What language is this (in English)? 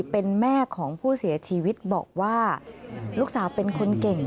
Thai